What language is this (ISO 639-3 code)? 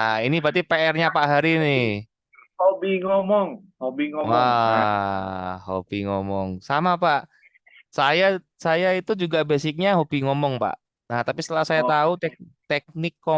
ind